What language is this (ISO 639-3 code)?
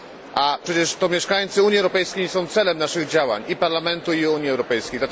pol